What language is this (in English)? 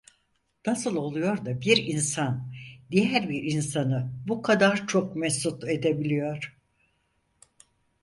Turkish